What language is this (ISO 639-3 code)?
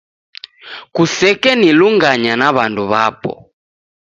dav